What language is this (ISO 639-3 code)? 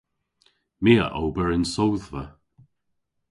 cor